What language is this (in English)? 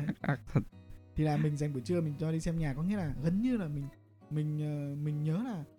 Vietnamese